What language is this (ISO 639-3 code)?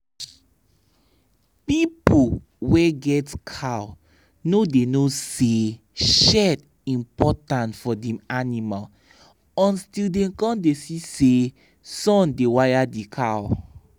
pcm